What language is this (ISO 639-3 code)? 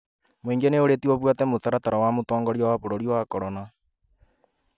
kik